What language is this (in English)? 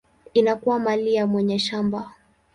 Swahili